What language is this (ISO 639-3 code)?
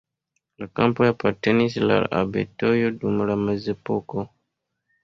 epo